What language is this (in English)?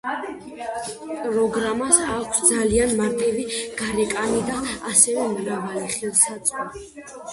Georgian